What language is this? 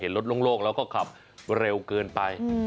Thai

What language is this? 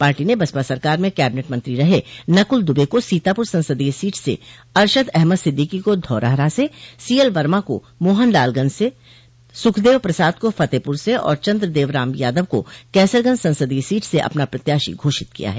Hindi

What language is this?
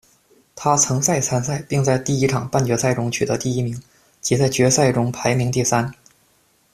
Chinese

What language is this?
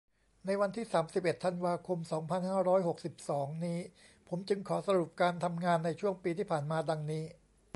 Thai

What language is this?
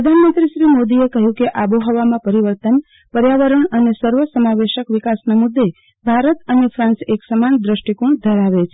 Gujarati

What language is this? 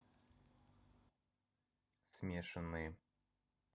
Russian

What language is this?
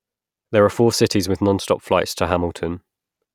English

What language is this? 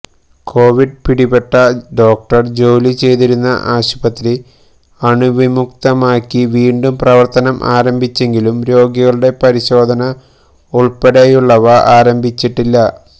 Malayalam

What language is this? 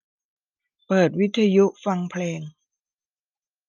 Thai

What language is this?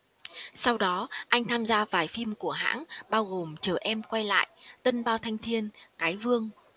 Vietnamese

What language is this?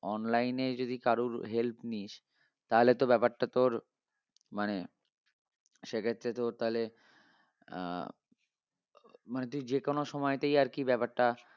Bangla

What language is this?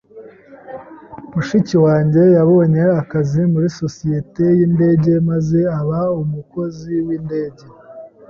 Kinyarwanda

